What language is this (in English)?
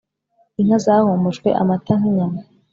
Kinyarwanda